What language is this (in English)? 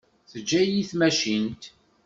Kabyle